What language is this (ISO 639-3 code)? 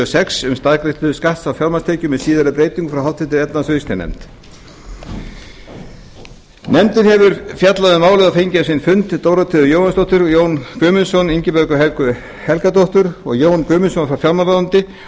isl